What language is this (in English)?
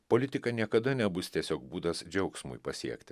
Lithuanian